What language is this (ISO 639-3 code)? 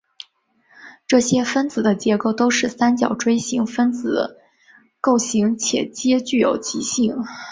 zho